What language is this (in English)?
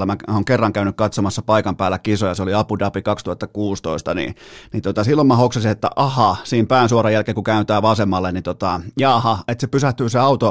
Finnish